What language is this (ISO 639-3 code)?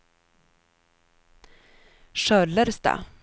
swe